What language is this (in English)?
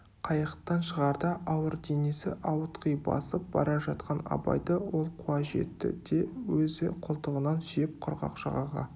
Kazakh